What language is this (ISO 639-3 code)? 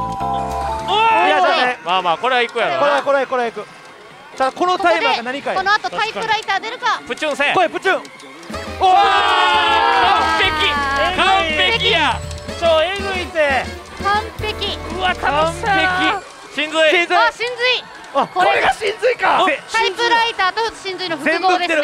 jpn